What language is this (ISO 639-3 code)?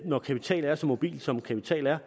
dan